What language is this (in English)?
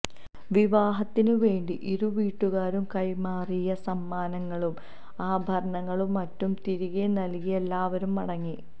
Malayalam